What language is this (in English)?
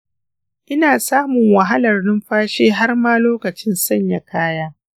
Hausa